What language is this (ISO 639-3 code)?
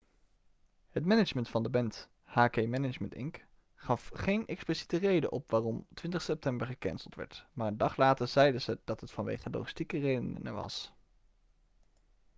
nld